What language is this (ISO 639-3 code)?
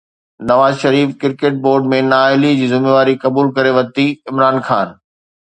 snd